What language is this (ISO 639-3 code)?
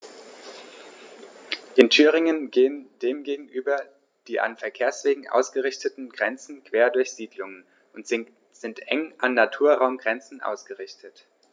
deu